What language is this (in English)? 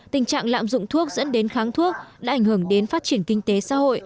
Vietnamese